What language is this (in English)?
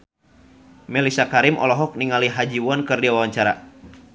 Sundanese